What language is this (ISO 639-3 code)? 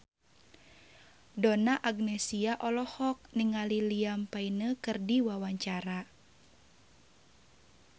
sun